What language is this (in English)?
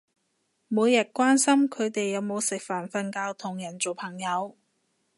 Cantonese